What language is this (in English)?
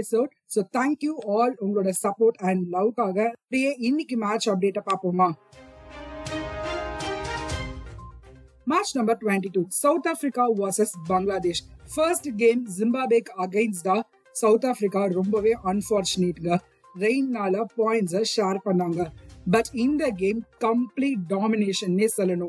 Tamil